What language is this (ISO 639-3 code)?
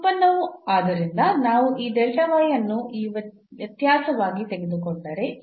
kan